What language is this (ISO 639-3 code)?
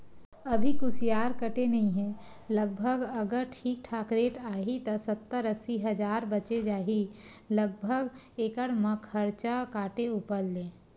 hne